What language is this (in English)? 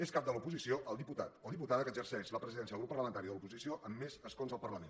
Catalan